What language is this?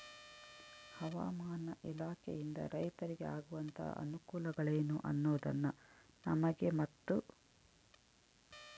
Kannada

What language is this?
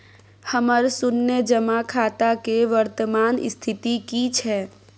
Maithili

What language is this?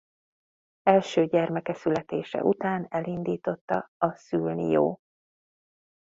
Hungarian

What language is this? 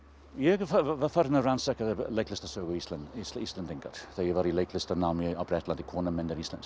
Icelandic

